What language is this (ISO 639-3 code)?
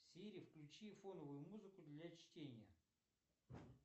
rus